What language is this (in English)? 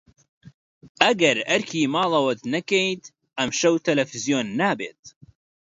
Central Kurdish